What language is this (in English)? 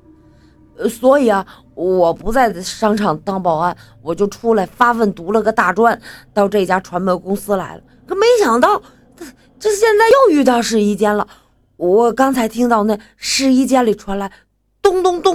Chinese